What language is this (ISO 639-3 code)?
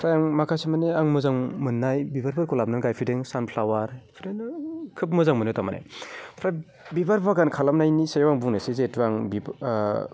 brx